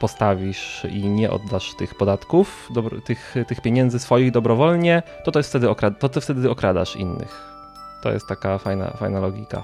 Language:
Polish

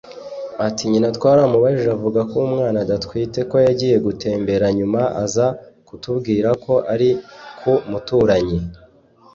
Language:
Kinyarwanda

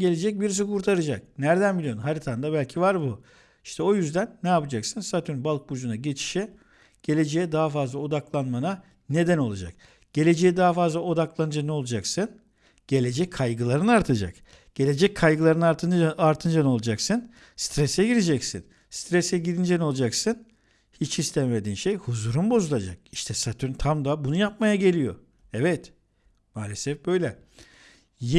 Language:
Turkish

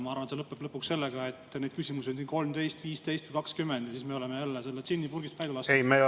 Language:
Estonian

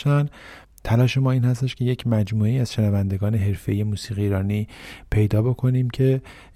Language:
Persian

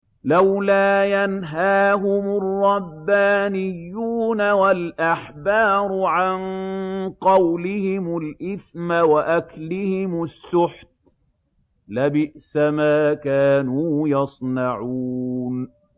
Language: Arabic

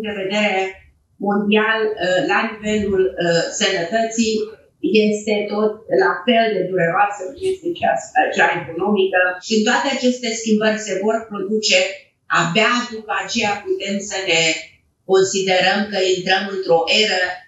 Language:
Romanian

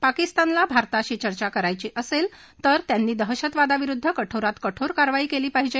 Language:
Marathi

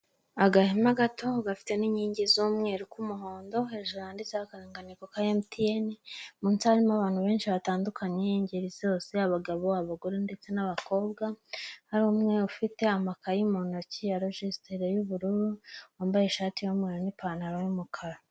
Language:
Kinyarwanda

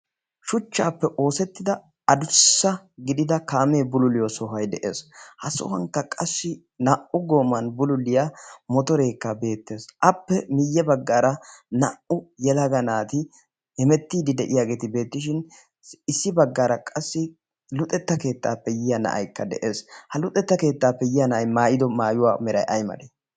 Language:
Wolaytta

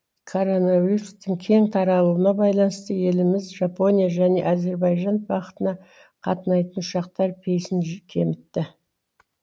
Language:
Kazakh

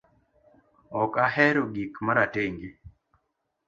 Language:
Luo (Kenya and Tanzania)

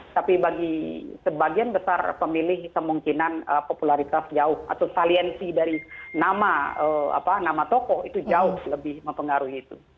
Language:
Indonesian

